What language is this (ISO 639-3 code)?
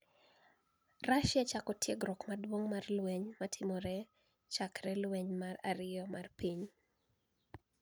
luo